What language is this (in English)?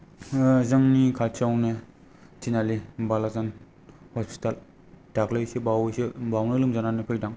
Bodo